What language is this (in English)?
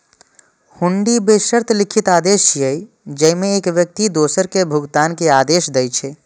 Maithili